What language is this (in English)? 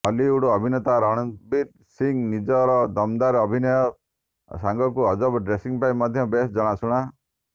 Odia